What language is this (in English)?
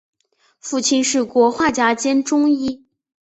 Chinese